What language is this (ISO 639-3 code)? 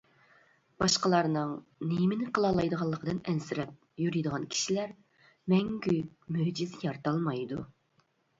uig